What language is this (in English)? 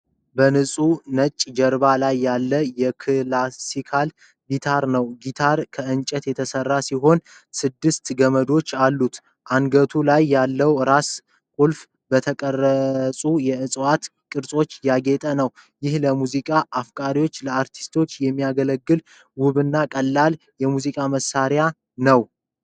Amharic